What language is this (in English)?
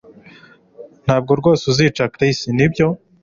Kinyarwanda